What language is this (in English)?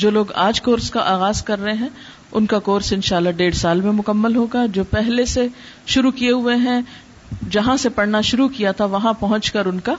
Urdu